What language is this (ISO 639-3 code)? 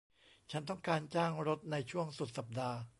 tha